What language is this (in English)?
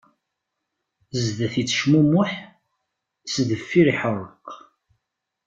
Kabyle